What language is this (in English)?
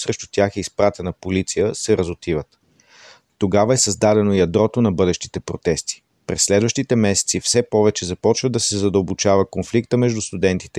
Bulgarian